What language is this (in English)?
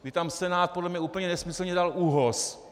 Czech